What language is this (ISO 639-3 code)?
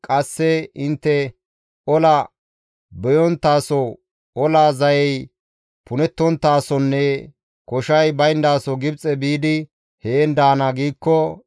gmv